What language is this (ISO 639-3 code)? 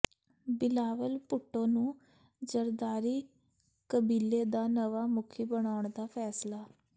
pan